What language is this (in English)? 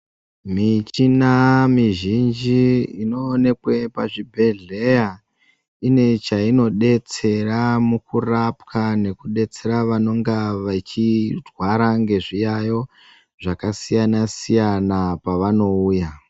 Ndau